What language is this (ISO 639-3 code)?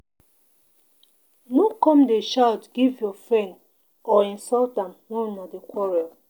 pcm